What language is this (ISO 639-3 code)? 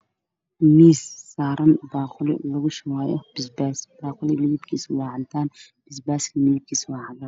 som